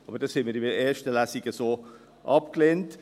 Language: Swiss German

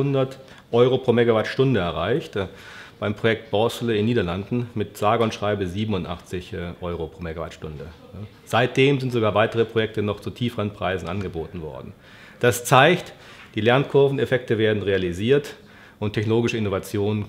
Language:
German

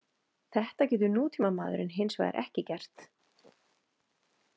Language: Icelandic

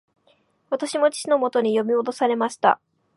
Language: Japanese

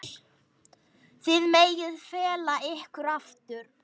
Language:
Icelandic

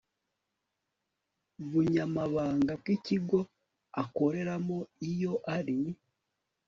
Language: Kinyarwanda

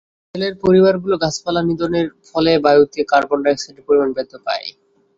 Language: Bangla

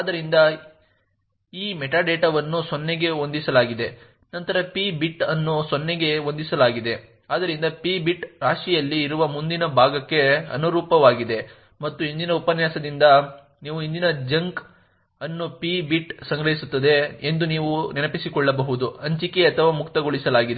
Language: Kannada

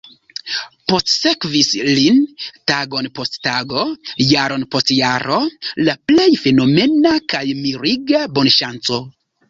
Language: Esperanto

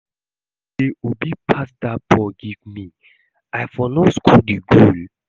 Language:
Nigerian Pidgin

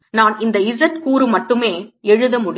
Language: Tamil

